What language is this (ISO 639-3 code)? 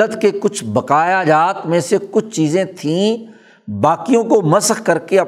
urd